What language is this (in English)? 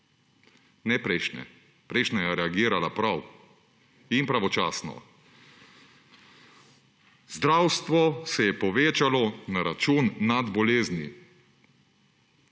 Slovenian